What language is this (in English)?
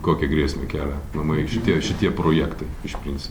Lithuanian